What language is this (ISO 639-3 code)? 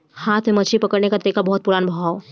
bho